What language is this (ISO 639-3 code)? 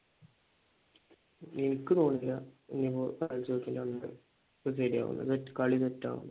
mal